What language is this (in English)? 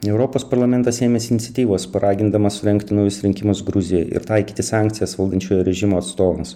Lithuanian